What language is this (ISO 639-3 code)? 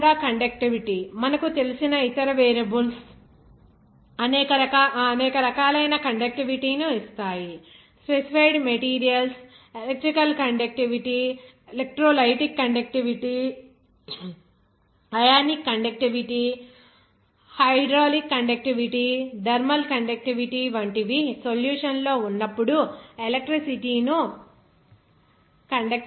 tel